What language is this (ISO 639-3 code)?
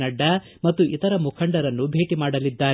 kan